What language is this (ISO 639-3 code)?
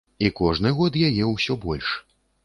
bel